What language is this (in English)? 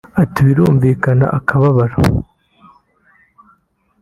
Kinyarwanda